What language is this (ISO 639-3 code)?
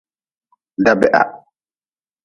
nmz